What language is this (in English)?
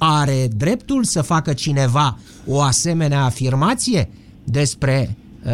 Romanian